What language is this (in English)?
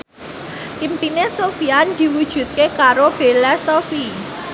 Javanese